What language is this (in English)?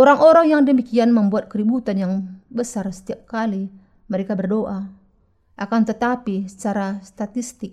Indonesian